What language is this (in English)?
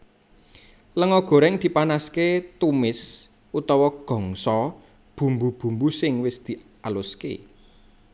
Javanese